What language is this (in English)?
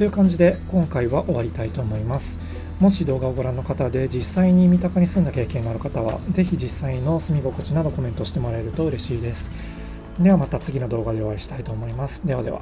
Japanese